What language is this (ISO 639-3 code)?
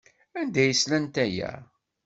kab